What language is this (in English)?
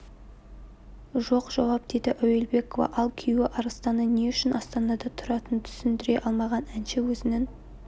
Kazakh